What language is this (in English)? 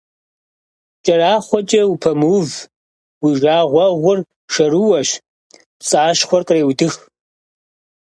Kabardian